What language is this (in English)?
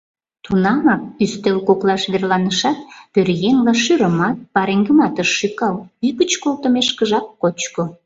Mari